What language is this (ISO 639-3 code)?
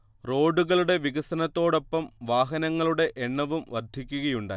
mal